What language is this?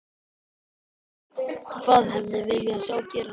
Icelandic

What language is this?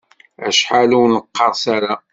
Kabyle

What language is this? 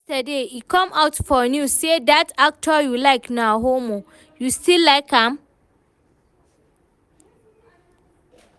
Nigerian Pidgin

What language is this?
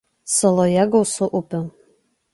Lithuanian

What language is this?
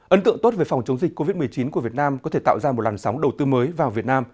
Vietnamese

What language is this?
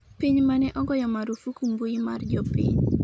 Luo (Kenya and Tanzania)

